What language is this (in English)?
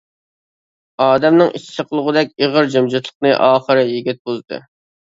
Uyghur